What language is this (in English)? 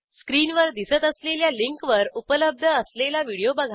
Marathi